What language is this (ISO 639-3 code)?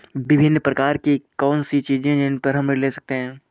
hin